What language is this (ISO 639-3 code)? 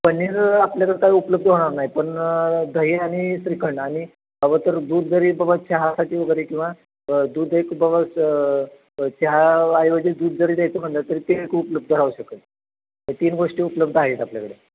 mar